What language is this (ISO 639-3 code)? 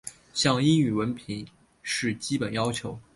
zho